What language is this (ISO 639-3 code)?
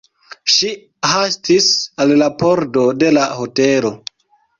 epo